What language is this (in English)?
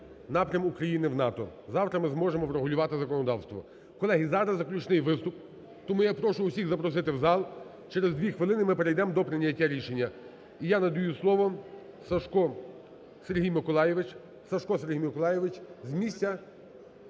Ukrainian